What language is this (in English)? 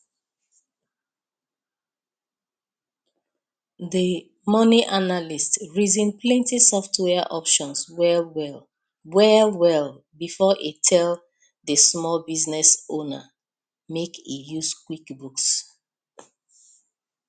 Nigerian Pidgin